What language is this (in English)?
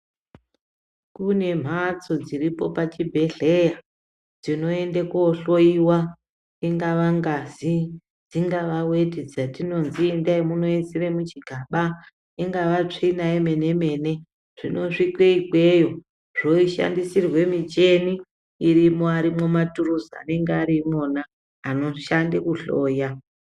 Ndau